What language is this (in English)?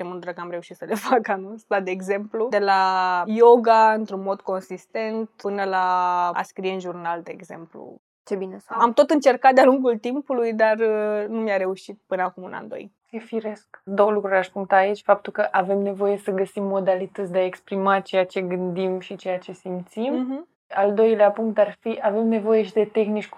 Romanian